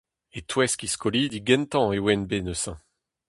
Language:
Breton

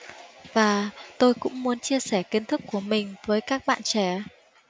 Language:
Vietnamese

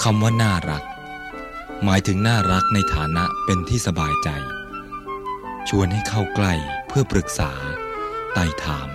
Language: Thai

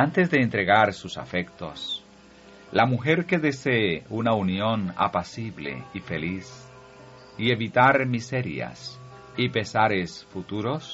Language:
Spanish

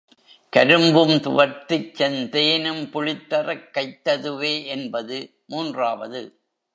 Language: Tamil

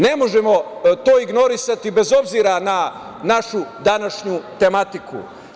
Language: Serbian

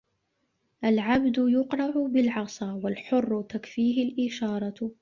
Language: Arabic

